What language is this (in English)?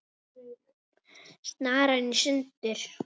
Icelandic